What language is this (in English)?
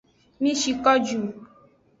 Aja (Benin)